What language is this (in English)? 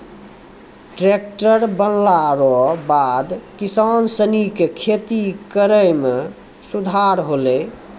Maithili